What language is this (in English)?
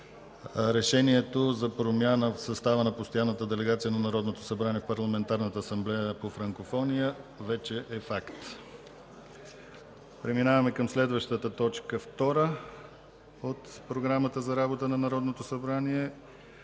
Bulgarian